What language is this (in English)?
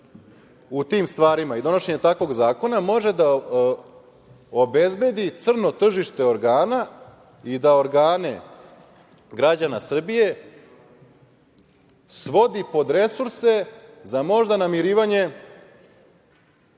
Serbian